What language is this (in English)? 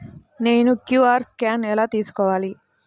Telugu